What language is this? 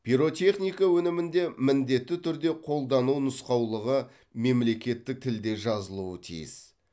Kazakh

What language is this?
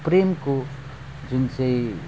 Nepali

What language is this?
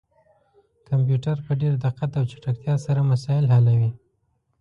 Pashto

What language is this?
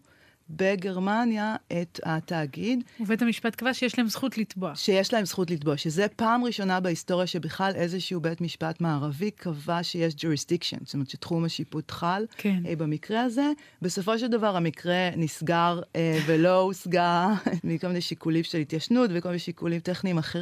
Hebrew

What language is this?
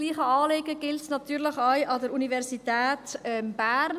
Swiss German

